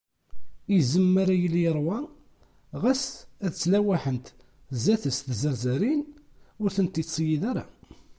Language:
Kabyle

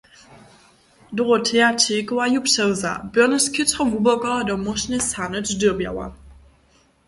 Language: Upper Sorbian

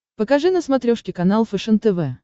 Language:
Russian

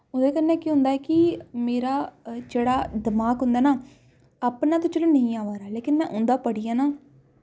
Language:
Dogri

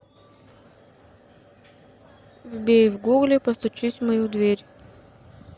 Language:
Russian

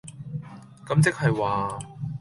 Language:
Cantonese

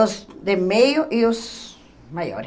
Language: Portuguese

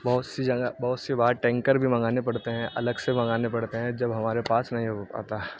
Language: Urdu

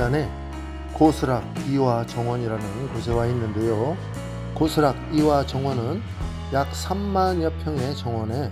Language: Korean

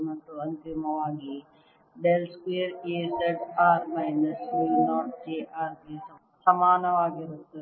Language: Kannada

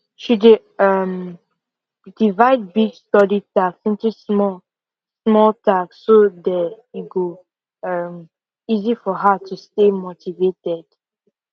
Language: Nigerian Pidgin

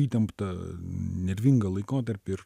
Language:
Lithuanian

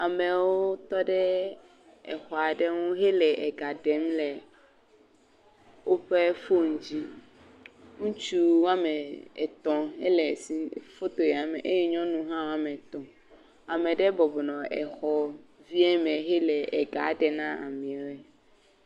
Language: Ewe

